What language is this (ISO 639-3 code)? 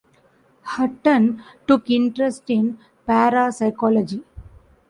eng